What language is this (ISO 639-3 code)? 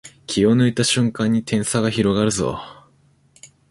jpn